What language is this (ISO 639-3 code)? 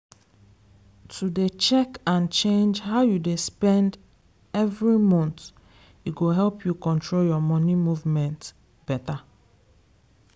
pcm